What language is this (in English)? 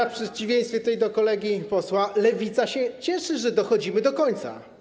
Polish